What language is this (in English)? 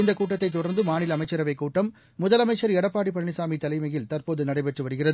Tamil